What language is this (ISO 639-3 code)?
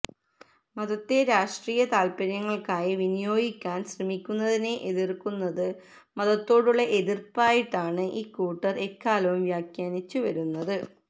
mal